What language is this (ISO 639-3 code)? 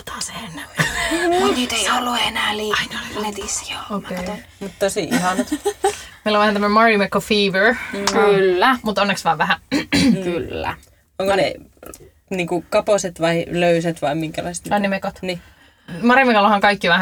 fin